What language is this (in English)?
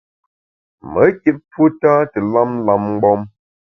Bamun